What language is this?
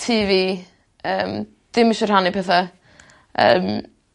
Welsh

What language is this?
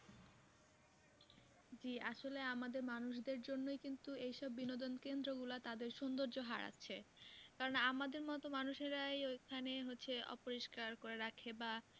Bangla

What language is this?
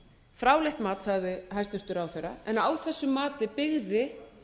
Icelandic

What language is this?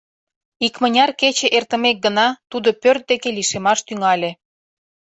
Mari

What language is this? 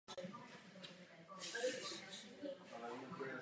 Czech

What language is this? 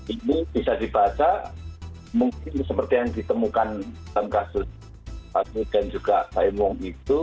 Indonesian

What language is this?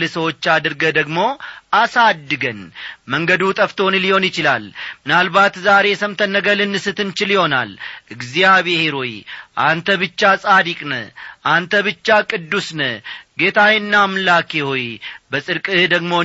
Amharic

